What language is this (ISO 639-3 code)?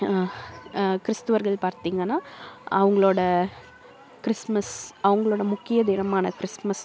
tam